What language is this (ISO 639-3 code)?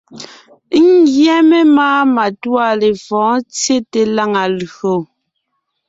nnh